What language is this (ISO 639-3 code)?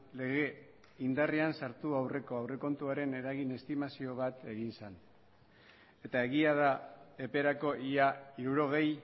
eus